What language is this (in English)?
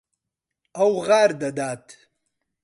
Central Kurdish